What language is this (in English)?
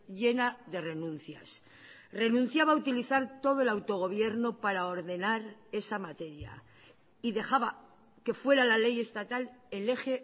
Spanish